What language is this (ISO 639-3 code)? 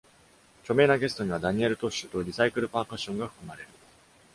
jpn